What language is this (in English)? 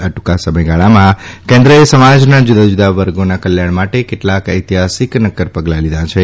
Gujarati